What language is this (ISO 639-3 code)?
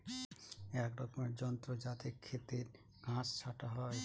ben